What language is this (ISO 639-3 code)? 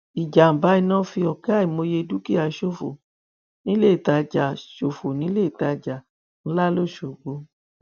yor